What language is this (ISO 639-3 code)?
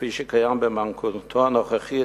heb